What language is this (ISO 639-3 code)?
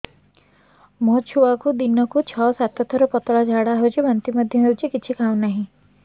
ori